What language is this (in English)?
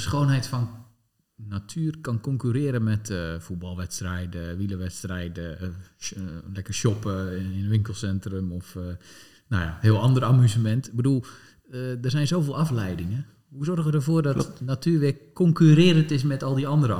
Dutch